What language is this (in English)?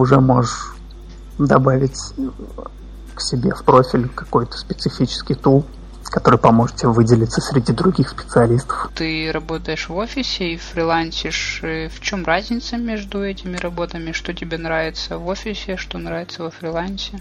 Russian